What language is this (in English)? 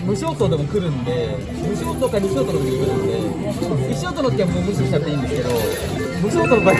Japanese